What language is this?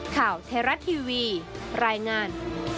Thai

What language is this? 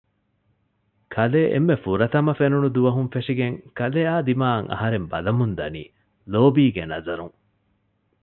Divehi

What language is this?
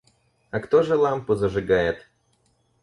Russian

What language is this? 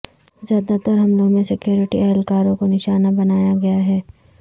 Urdu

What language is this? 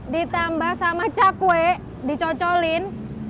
Indonesian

